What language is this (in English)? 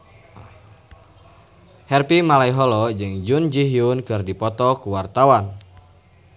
Sundanese